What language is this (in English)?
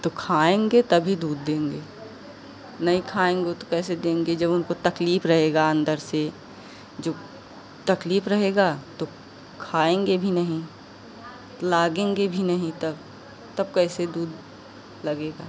Hindi